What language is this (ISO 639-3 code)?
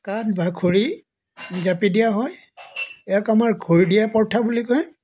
asm